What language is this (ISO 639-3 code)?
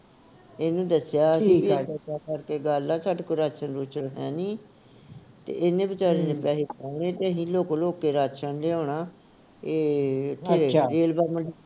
pan